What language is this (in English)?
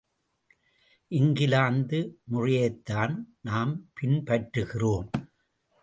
Tamil